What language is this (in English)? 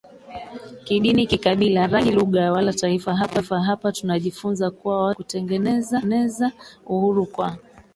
Swahili